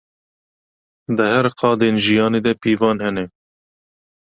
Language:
Kurdish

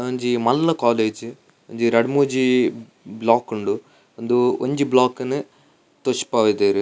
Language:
Tulu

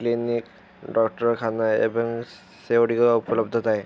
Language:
Odia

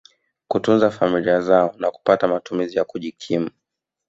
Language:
Swahili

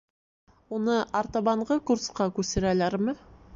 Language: Bashkir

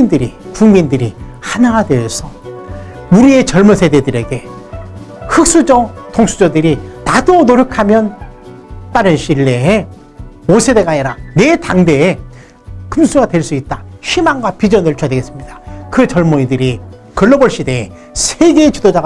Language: Korean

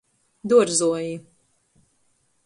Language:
Latgalian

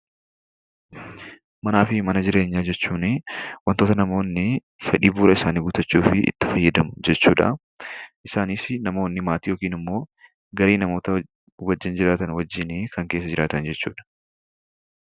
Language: Oromo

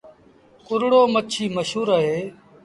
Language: Sindhi Bhil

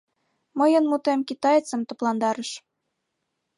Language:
Mari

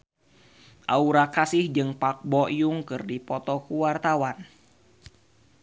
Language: Sundanese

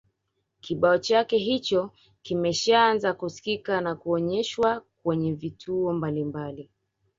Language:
Swahili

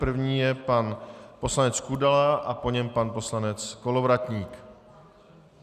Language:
Czech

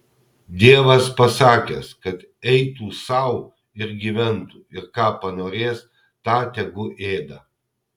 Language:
Lithuanian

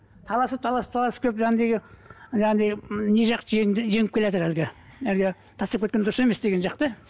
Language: Kazakh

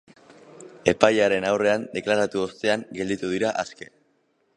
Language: Basque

